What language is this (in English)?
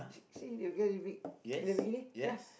English